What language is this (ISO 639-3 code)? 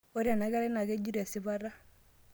mas